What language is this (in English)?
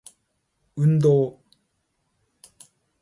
Japanese